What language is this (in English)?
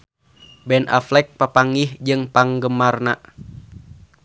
Sundanese